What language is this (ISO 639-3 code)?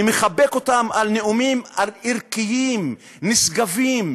heb